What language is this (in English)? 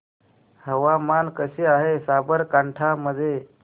Marathi